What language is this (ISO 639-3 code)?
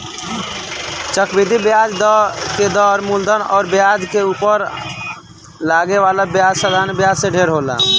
bho